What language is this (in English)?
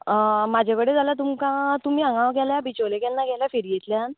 Konkani